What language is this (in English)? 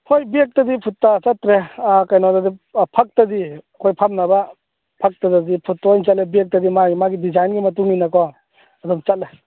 Manipuri